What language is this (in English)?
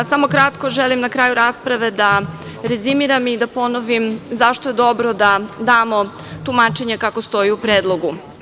Serbian